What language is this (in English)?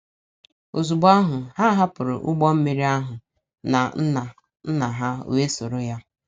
Igbo